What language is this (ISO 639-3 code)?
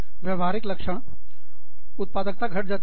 hin